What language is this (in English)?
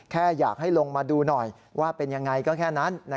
Thai